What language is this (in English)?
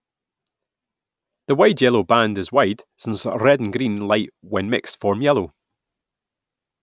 English